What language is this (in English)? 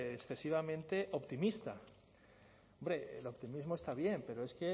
Spanish